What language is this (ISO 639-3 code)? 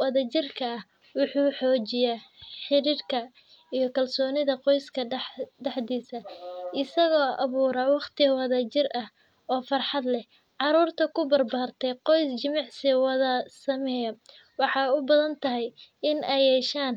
som